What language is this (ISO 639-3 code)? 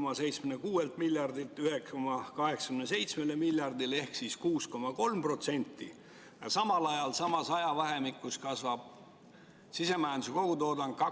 est